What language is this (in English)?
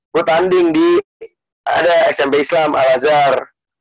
Indonesian